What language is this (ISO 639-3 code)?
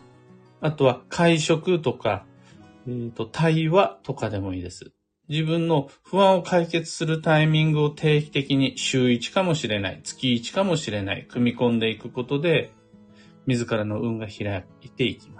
jpn